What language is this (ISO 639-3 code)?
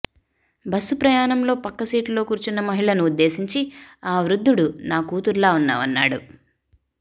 tel